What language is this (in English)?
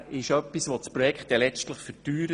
Swiss German